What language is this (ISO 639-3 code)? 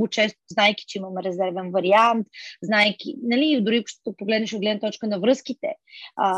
bul